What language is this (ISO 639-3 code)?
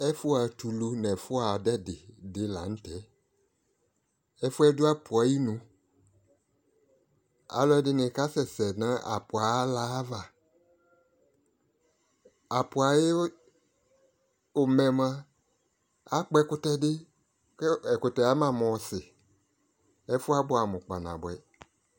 kpo